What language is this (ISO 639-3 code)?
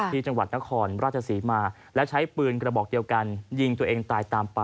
tha